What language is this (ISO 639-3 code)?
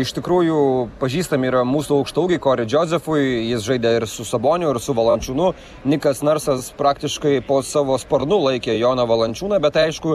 lit